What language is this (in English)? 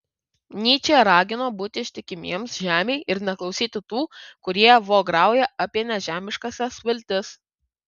Lithuanian